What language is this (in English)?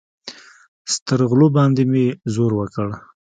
Pashto